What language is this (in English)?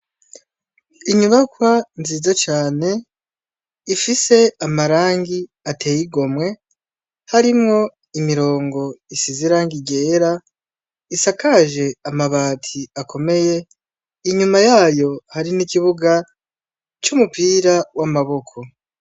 Rundi